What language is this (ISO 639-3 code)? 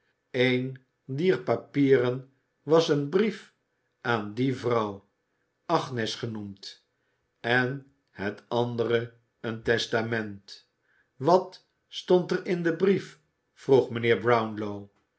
nld